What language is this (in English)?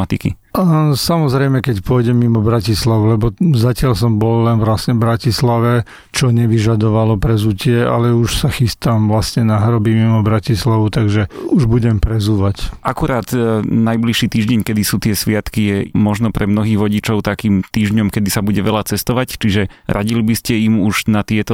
Slovak